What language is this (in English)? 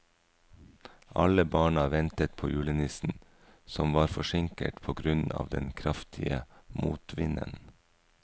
Norwegian